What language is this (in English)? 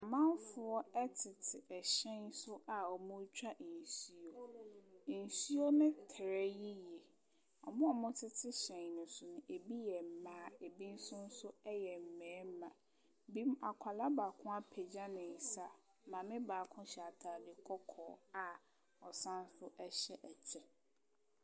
Akan